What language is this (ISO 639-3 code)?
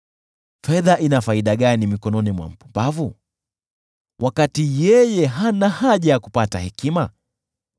swa